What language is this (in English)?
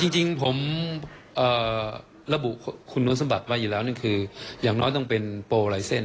Thai